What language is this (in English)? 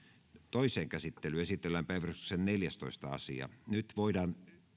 Finnish